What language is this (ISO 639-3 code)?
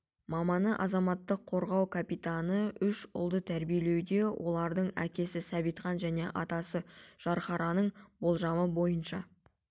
kaz